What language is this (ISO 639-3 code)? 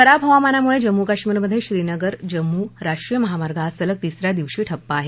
mar